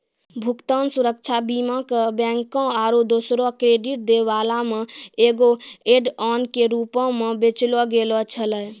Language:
Maithili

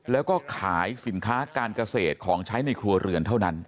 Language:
Thai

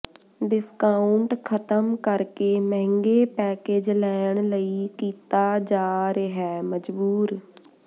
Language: Punjabi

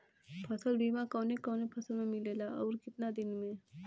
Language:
Bhojpuri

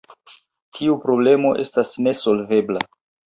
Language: Esperanto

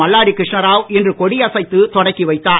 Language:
Tamil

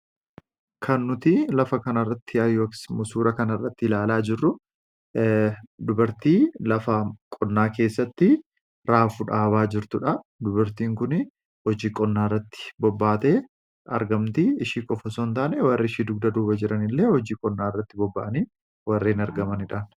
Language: Oromo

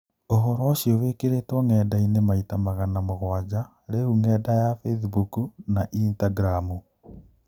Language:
Kikuyu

